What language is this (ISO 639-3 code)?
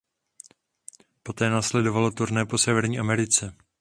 ces